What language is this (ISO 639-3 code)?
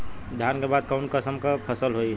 bho